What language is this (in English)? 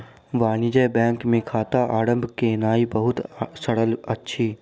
Maithili